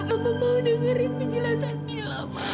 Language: Indonesian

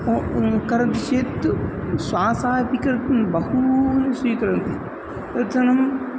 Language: Sanskrit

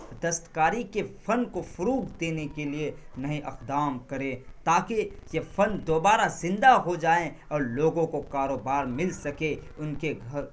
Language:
Urdu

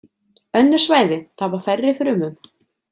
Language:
Icelandic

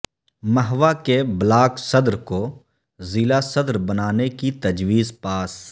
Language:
Urdu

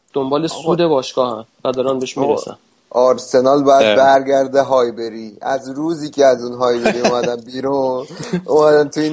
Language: Persian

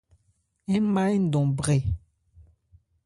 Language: Ebrié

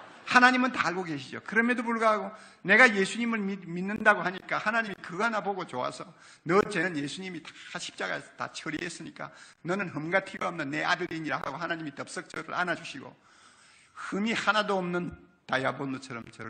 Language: Korean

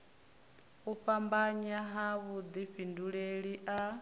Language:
Venda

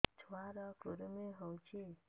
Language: Odia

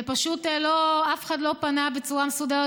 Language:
Hebrew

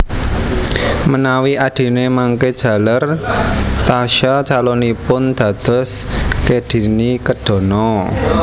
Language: Javanese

